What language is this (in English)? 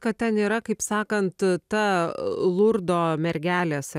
Lithuanian